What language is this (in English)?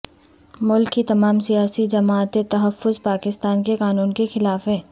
Urdu